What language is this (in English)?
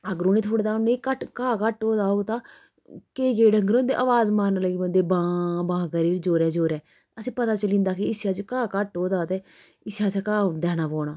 Dogri